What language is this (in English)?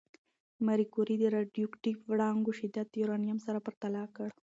Pashto